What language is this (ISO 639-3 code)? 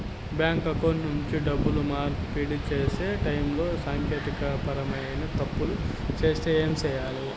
tel